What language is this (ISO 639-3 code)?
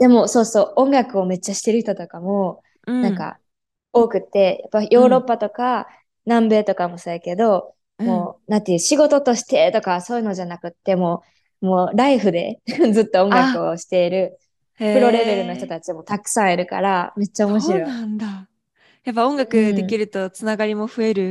jpn